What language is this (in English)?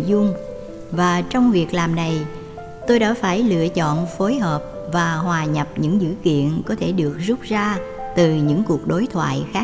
Vietnamese